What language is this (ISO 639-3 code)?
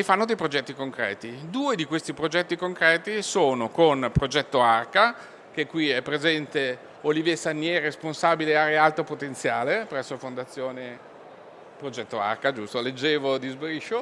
ita